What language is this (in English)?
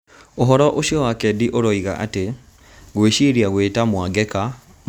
Kikuyu